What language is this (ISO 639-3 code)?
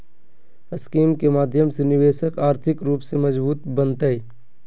mag